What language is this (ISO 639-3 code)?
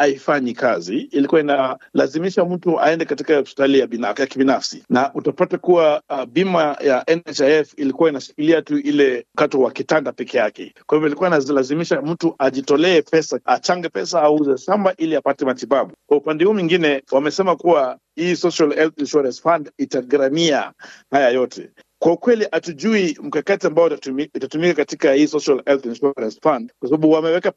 swa